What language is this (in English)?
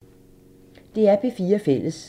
Danish